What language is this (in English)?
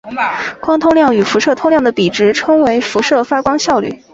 Chinese